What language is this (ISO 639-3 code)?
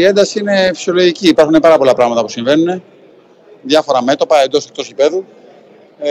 ell